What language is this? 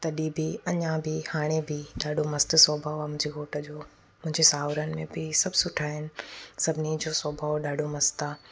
Sindhi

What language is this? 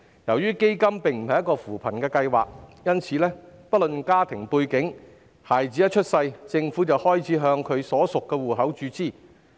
Cantonese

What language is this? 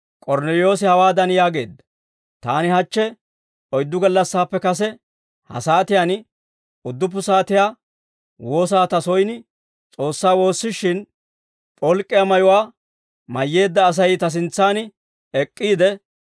Dawro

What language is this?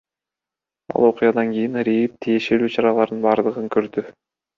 Kyrgyz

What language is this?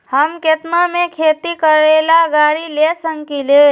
Magahi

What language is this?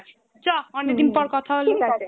Bangla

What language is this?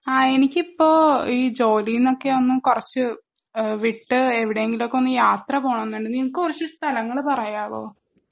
Malayalam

